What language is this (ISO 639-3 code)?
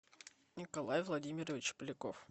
rus